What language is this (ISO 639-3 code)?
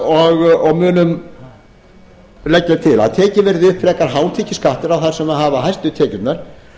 isl